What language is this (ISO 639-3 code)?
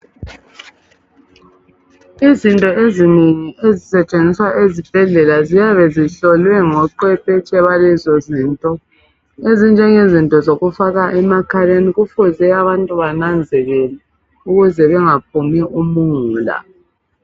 nde